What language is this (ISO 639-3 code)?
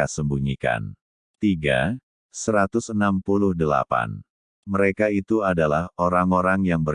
ind